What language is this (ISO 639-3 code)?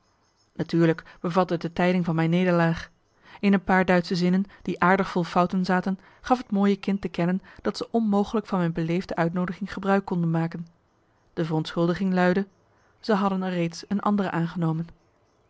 nld